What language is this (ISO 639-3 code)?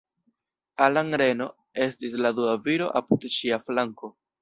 epo